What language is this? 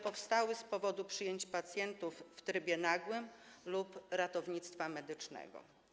Polish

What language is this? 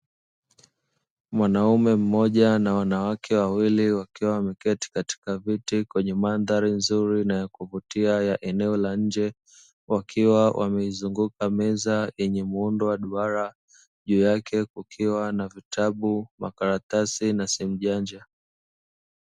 Swahili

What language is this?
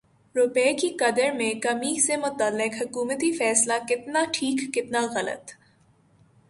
Urdu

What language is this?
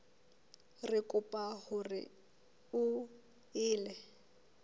Southern Sotho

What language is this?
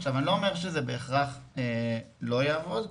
Hebrew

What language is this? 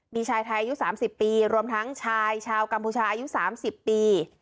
Thai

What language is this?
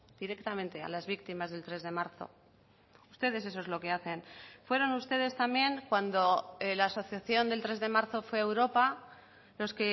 Spanish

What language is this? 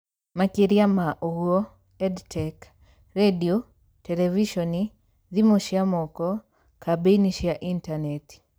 Kikuyu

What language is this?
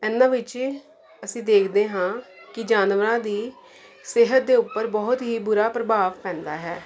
Punjabi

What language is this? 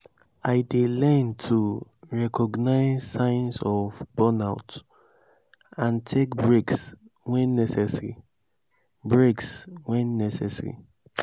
Nigerian Pidgin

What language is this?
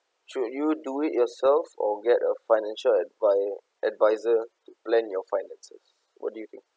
English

